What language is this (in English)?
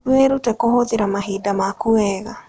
Kikuyu